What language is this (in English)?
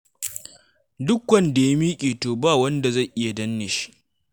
Hausa